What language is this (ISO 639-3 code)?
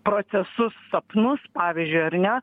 lit